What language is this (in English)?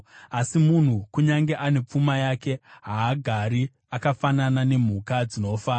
Shona